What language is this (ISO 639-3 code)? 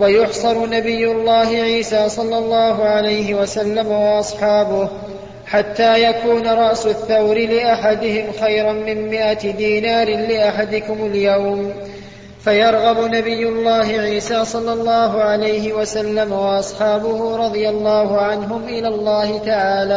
ara